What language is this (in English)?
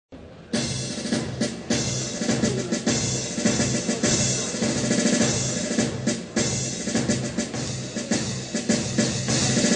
Arabic